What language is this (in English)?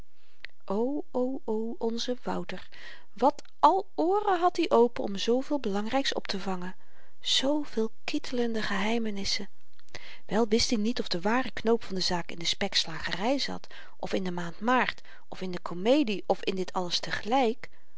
Dutch